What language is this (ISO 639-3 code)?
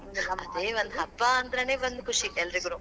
kan